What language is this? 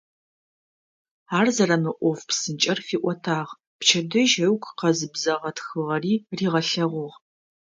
Adyghe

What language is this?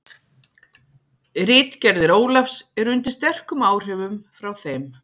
Icelandic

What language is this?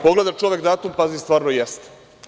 Serbian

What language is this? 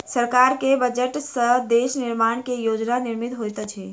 Maithili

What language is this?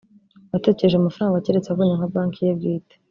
Kinyarwanda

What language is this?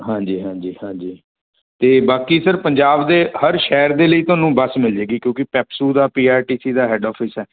Punjabi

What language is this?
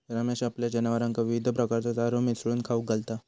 Marathi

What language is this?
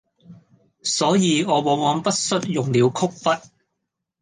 Cantonese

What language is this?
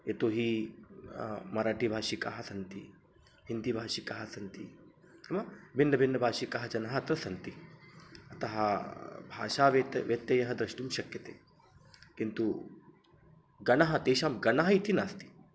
Sanskrit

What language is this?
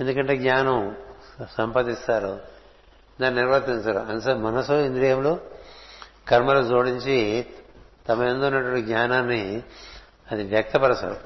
Telugu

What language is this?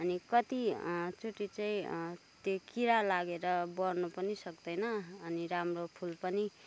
Nepali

